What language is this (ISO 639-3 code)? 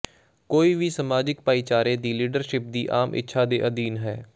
pan